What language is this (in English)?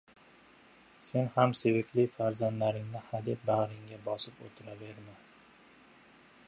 Uzbek